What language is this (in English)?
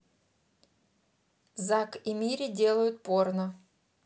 Russian